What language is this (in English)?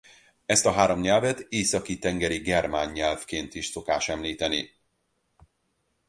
Hungarian